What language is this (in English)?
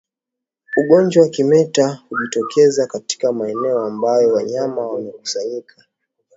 Swahili